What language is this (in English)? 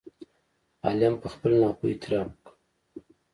Pashto